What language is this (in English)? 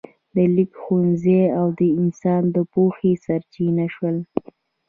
Pashto